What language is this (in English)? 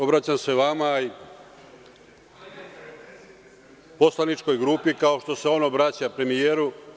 Serbian